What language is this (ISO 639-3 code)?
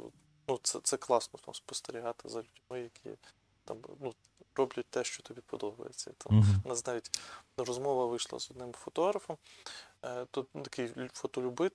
ukr